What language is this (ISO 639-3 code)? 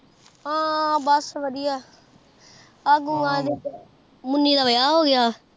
pan